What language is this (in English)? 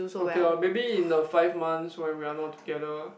English